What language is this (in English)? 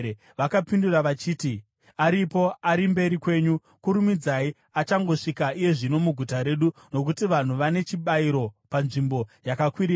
Shona